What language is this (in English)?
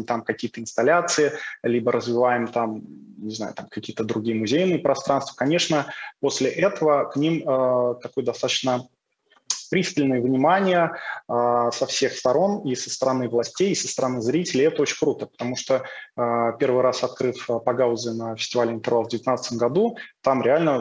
Russian